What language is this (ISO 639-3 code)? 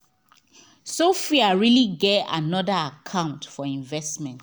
pcm